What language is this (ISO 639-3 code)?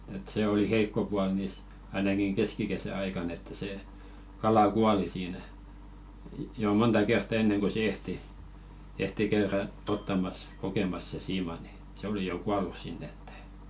fin